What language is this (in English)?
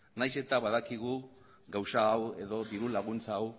Basque